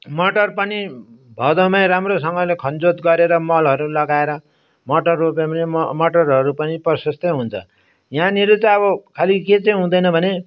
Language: Nepali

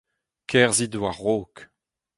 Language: Breton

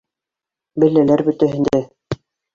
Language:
Bashkir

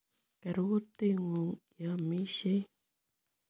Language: Kalenjin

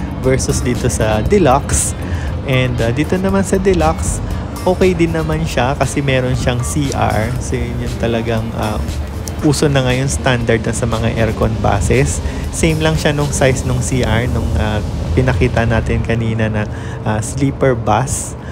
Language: Filipino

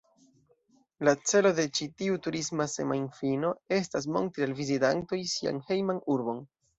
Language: Esperanto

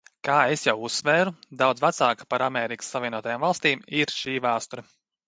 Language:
Latvian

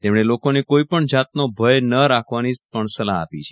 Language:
Gujarati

